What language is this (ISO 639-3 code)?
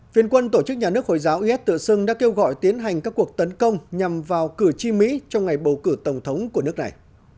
vie